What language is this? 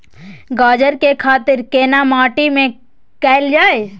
Maithili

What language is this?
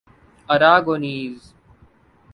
Urdu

